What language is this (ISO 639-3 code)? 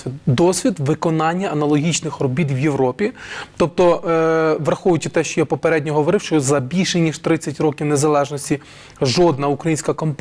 ukr